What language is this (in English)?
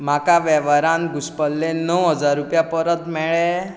Konkani